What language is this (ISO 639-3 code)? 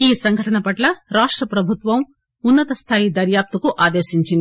tel